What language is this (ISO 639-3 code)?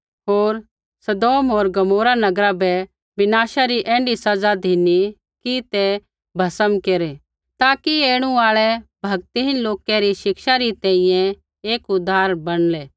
kfx